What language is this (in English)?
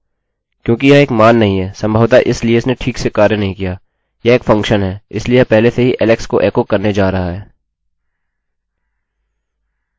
Hindi